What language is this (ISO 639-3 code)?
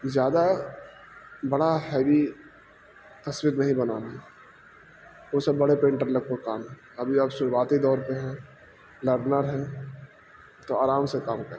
urd